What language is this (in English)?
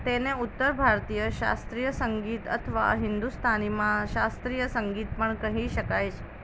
Gujarati